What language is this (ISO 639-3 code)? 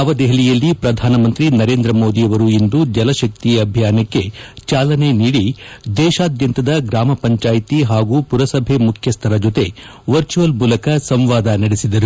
kan